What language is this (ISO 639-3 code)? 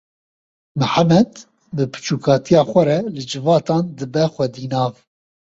kur